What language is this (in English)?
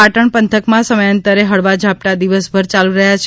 Gujarati